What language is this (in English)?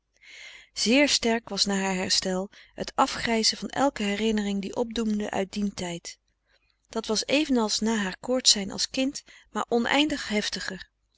Dutch